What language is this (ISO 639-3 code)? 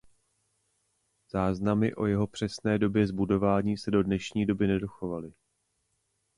ces